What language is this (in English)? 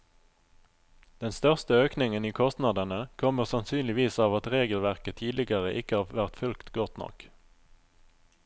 Norwegian